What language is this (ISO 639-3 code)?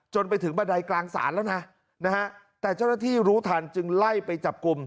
tha